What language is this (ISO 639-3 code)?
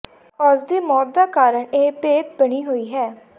pan